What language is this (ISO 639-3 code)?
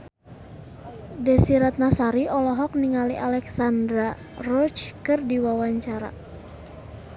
sun